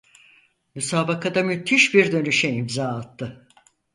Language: Turkish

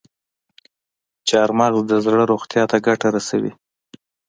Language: Pashto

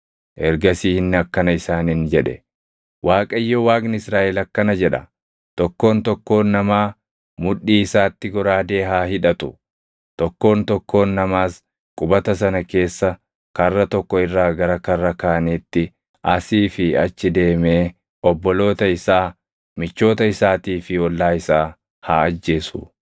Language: Oromo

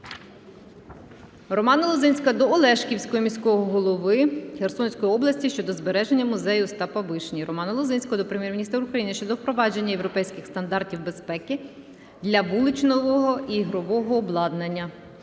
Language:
Ukrainian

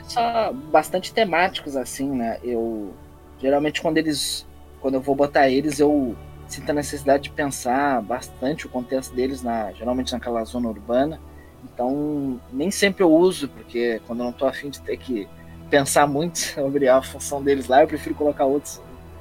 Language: Portuguese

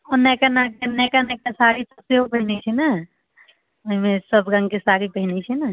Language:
Maithili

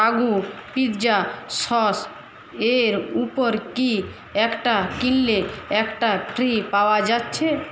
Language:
Bangla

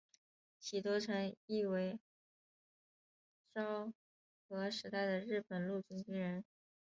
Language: Chinese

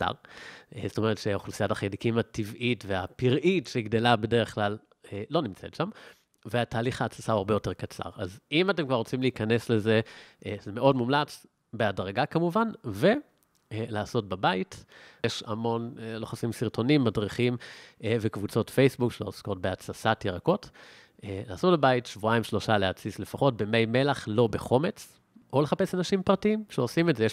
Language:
Hebrew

